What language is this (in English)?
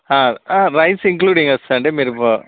Telugu